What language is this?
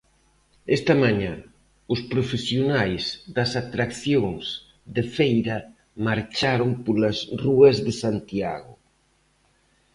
Galician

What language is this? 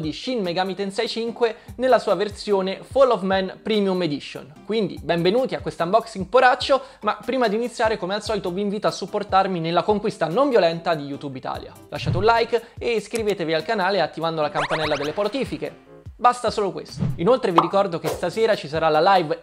Italian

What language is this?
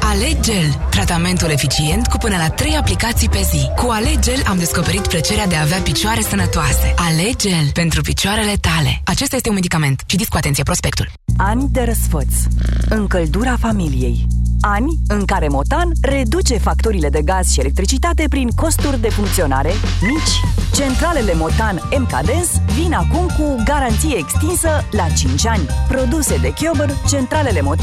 Romanian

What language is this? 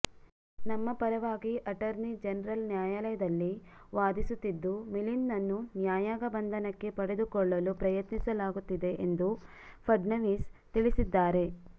Kannada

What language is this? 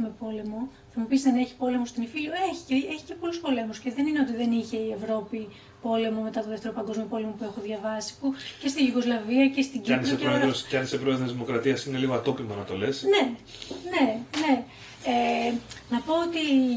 Greek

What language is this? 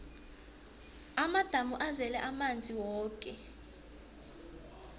South Ndebele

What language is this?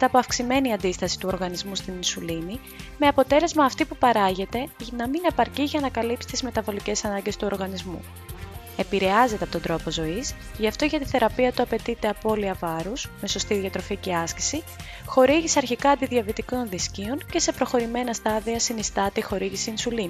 Greek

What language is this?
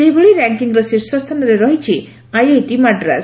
Odia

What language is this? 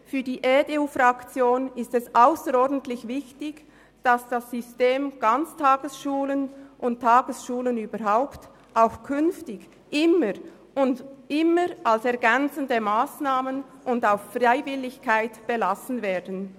Swiss German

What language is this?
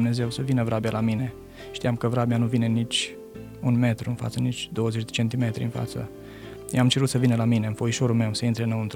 Romanian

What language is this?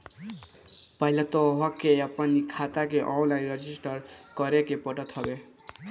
Bhojpuri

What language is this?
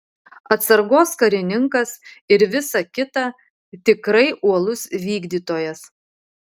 Lithuanian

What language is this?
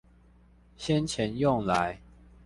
Chinese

